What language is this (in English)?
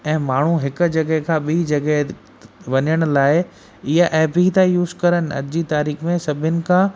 Sindhi